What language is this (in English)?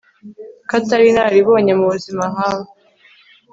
Kinyarwanda